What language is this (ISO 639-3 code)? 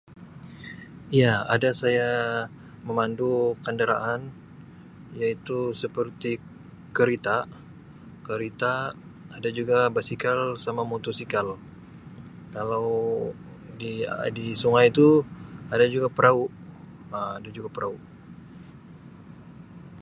msi